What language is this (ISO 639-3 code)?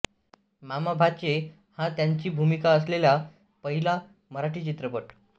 mar